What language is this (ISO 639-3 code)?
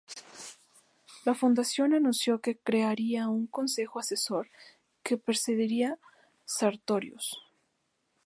spa